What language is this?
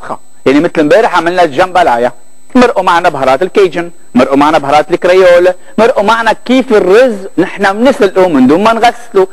Arabic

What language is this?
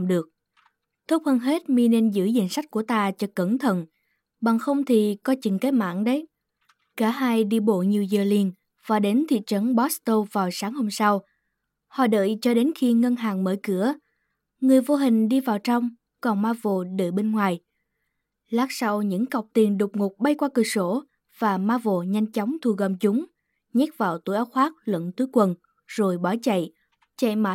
Vietnamese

